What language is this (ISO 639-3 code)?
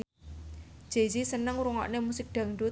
jav